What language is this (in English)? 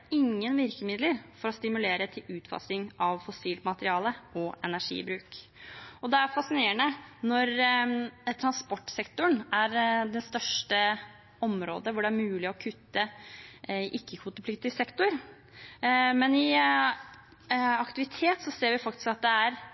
Norwegian Bokmål